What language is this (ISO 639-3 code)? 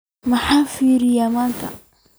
som